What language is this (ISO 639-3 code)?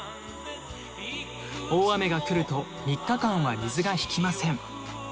jpn